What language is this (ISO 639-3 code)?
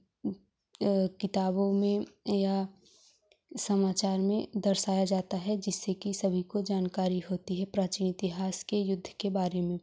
hin